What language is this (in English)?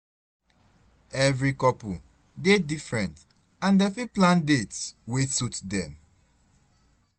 Nigerian Pidgin